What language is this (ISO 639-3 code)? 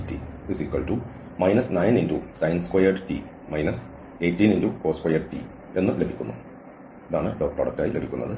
mal